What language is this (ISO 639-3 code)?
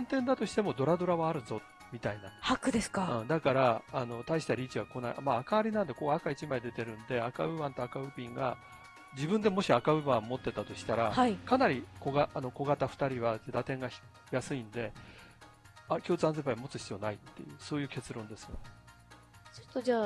jpn